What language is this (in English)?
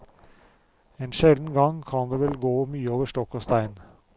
Norwegian